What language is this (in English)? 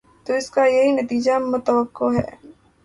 Urdu